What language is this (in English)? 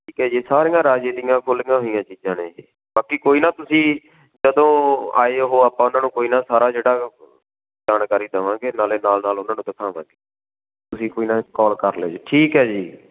Punjabi